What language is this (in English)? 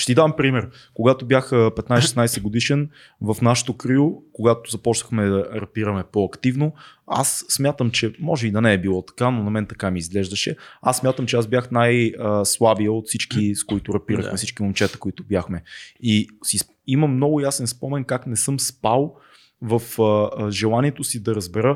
Bulgarian